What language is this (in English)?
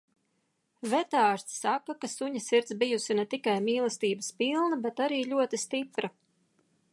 Latvian